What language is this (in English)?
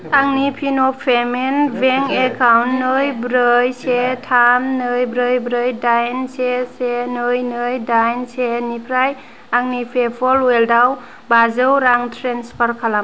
Bodo